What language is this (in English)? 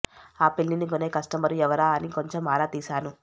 Telugu